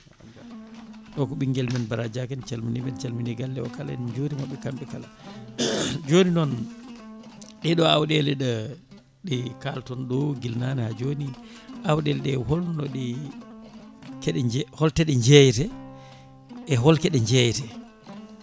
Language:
Fula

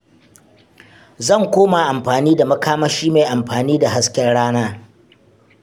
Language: Hausa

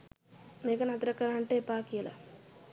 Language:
Sinhala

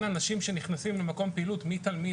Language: Hebrew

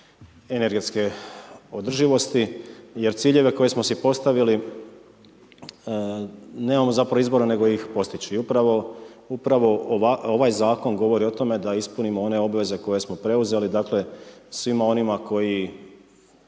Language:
Croatian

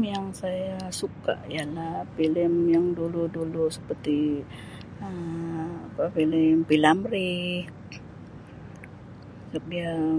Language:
Sabah Malay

